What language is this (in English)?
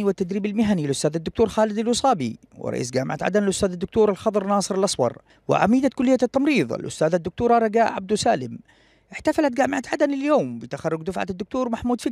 Arabic